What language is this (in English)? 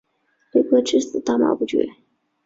Chinese